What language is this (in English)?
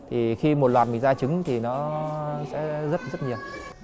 Vietnamese